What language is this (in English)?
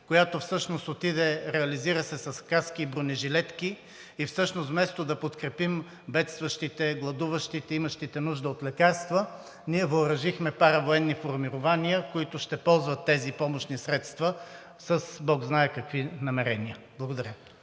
Bulgarian